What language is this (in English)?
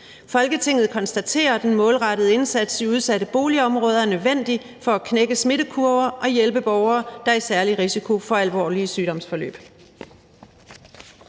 Danish